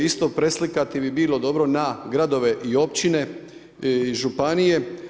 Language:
Croatian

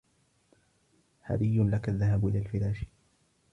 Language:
Arabic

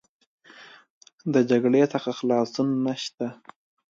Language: Pashto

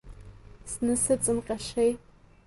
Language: Abkhazian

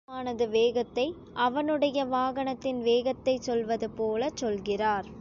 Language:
Tamil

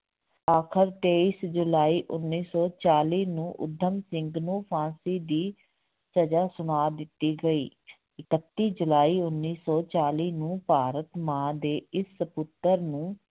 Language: Punjabi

